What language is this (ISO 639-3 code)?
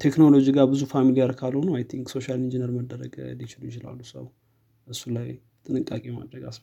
amh